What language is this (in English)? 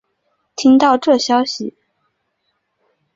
Chinese